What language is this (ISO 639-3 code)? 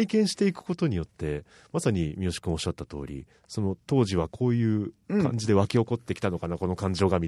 jpn